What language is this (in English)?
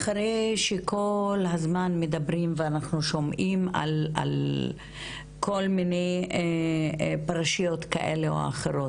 Hebrew